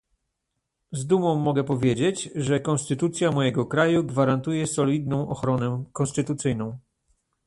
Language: Polish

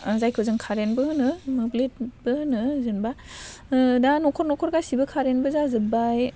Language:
Bodo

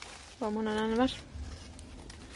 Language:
Welsh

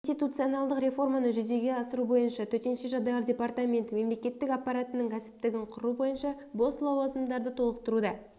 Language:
Kazakh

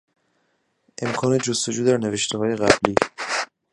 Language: Persian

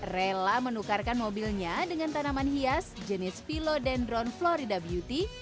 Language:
Indonesian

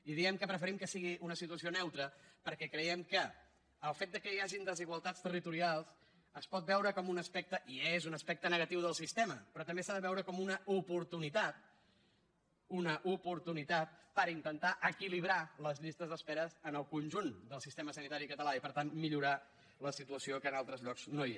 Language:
Catalan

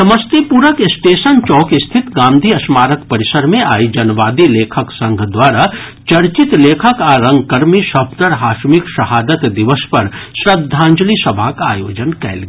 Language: Maithili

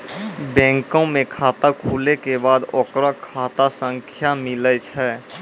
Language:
Maithili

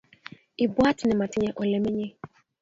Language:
Kalenjin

